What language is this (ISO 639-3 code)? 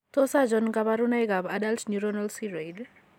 kln